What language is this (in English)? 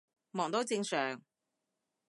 Cantonese